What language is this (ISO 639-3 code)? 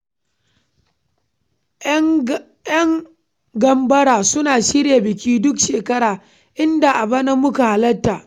hau